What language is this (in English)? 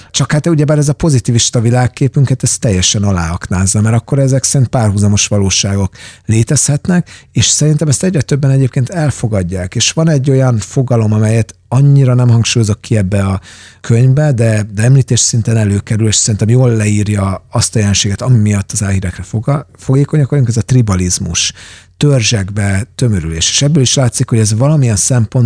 Hungarian